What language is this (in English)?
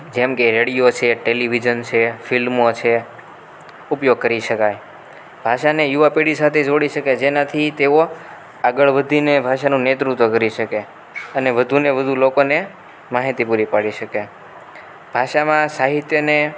Gujarati